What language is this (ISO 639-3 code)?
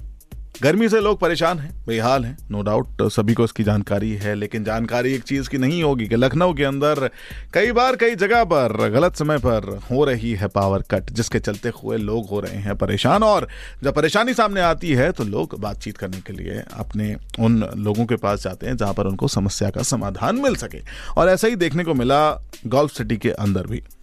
hin